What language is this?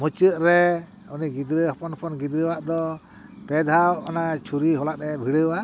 Santali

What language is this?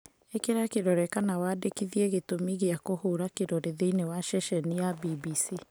Kikuyu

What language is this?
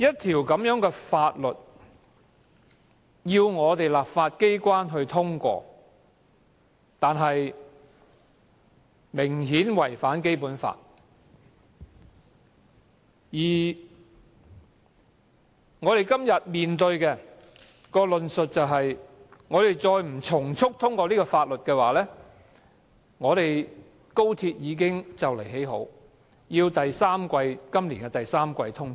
Cantonese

